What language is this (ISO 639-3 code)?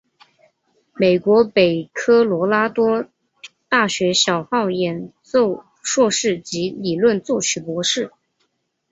zho